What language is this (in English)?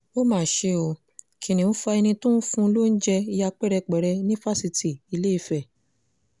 Yoruba